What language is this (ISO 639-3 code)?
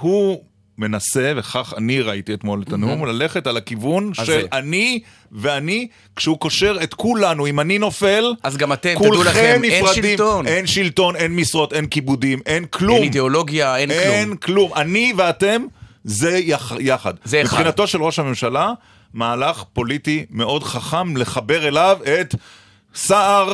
heb